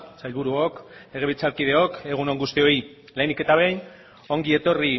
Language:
Basque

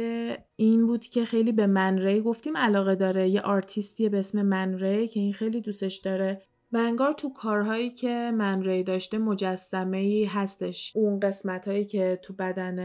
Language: Persian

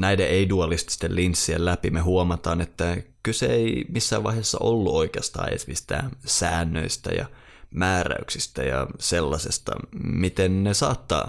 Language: Finnish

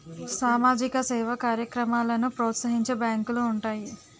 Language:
Telugu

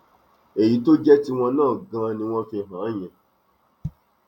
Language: Yoruba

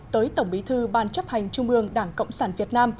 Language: Vietnamese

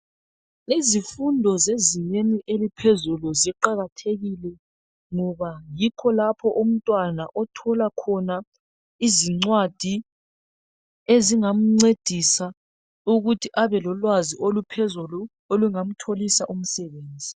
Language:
North Ndebele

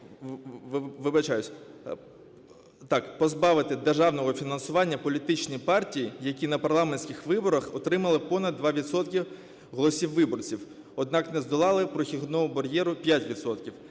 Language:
Ukrainian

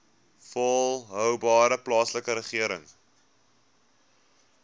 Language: Afrikaans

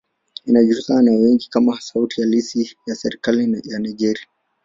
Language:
Swahili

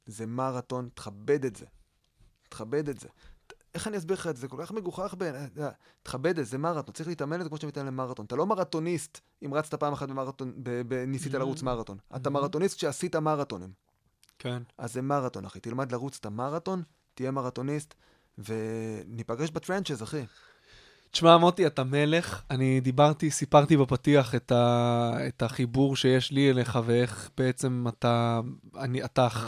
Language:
Hebrew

